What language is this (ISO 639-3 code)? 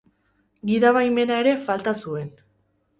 eus